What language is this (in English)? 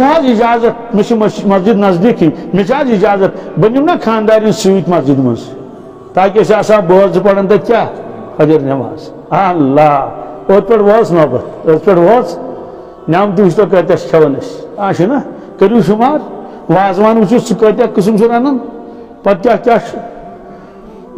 Turkish